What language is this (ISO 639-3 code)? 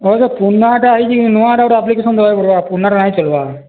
ori